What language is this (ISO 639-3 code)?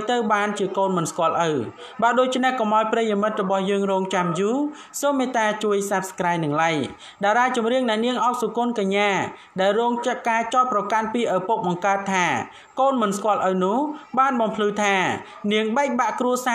tha